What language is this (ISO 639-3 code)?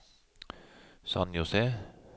nor